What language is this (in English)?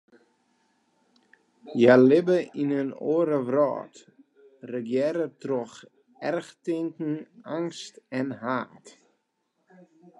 Western Frisian